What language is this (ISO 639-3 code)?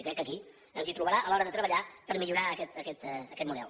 cat